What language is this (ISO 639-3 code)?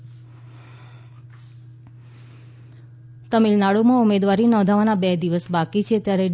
guj